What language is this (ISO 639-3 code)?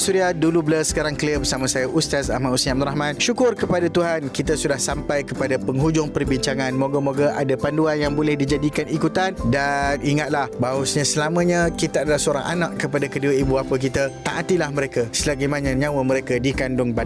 msa